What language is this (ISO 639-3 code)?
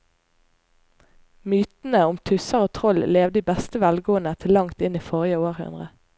nor